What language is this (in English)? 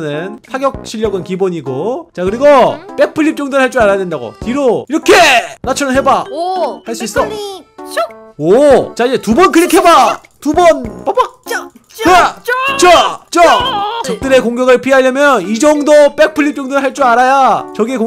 Korean